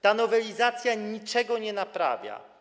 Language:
Polish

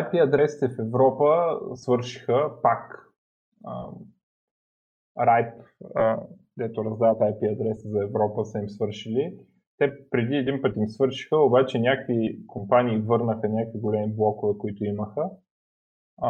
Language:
Bulgarian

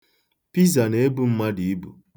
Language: Igbo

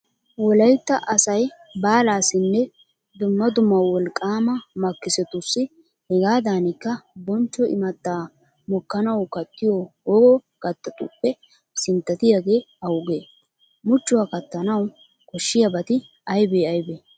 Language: Wolaytta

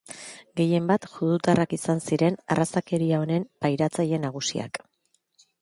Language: Basque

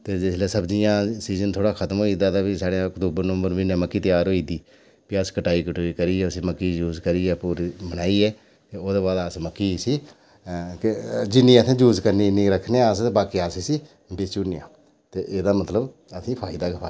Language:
Dogri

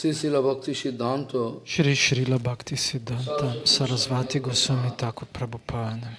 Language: Portuguese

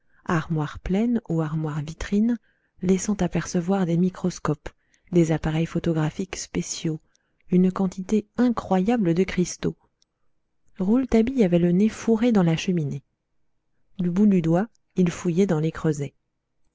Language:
French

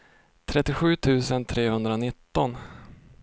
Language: Swedish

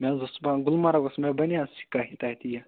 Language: Kashmiri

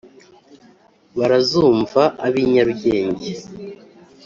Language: Kinyarwanda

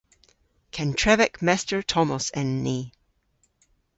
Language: Cornish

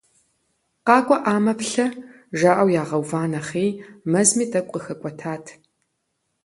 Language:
Kabardian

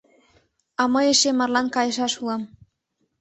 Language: Mari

